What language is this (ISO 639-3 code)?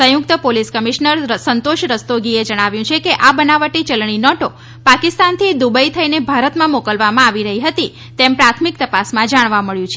guj